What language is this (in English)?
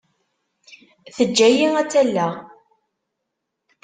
Kabyle